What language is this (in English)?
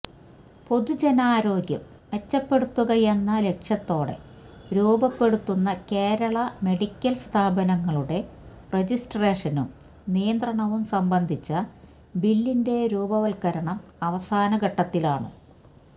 Malayalam